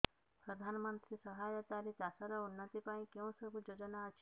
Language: Odia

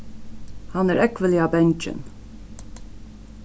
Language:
Faroese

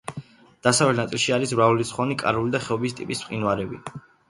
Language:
Georgian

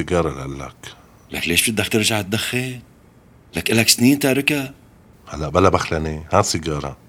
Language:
Arabic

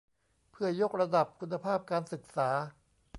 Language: Thai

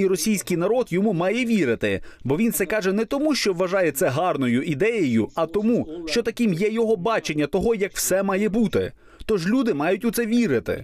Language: Ukrainian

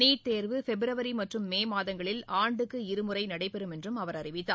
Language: Tamil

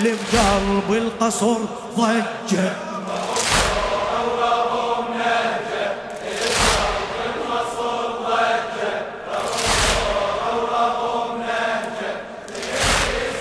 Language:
Arabic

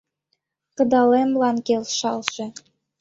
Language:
Mari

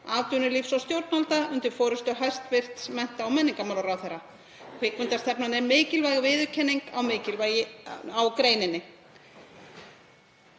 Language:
Icelandic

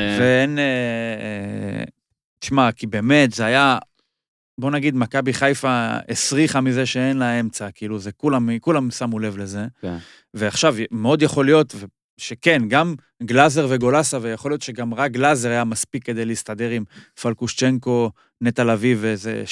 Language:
Hebrew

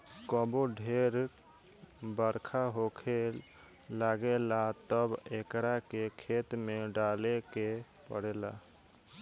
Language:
Bhojpuri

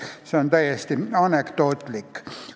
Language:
Estonian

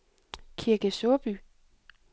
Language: Danish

